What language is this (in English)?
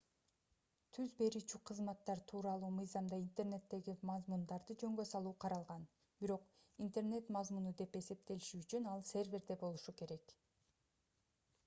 Kyrgyz